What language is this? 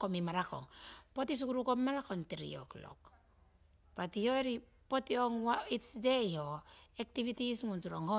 Siwai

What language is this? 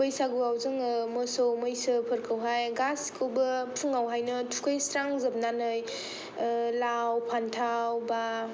Bodo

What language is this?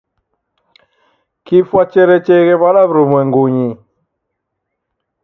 Taita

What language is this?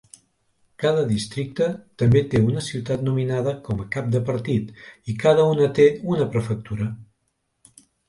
Catalan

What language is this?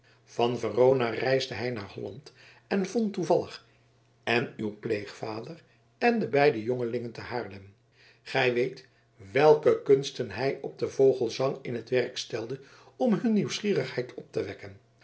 Dutch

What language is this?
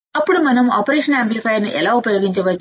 Telugu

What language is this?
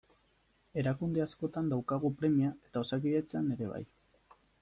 Basque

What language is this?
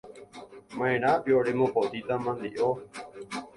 Guarani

